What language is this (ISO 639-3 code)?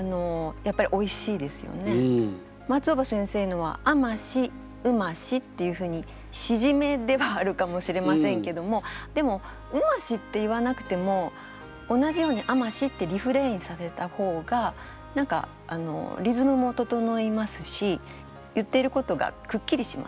jpn